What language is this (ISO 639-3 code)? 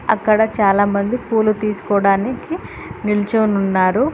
tel